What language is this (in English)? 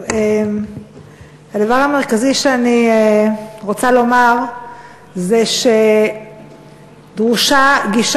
Hebrew